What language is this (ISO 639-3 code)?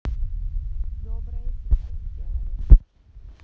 rus